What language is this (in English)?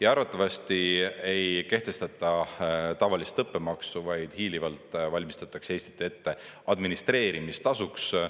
Estonian